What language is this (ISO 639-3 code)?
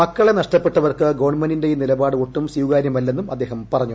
mal